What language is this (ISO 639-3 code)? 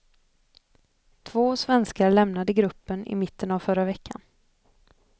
swe